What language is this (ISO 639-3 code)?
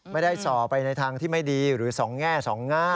tha